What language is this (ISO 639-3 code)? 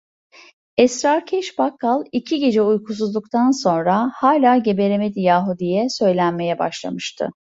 tur